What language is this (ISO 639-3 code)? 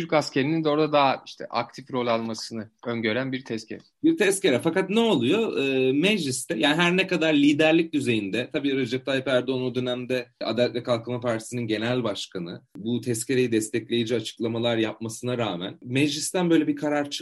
tur